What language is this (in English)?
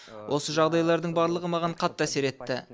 Kazakh